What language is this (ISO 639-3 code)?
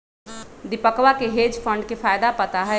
mag